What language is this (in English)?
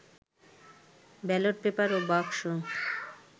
Bangla